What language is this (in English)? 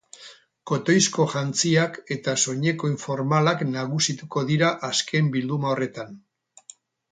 Basque